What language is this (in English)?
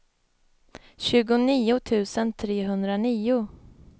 Swedish